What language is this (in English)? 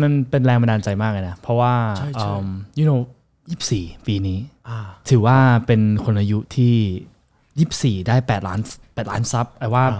Thai